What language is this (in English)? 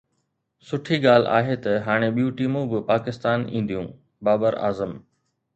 Sindhi